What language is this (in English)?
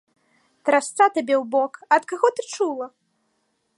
Belarusian